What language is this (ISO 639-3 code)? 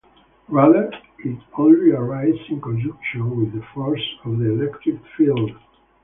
eng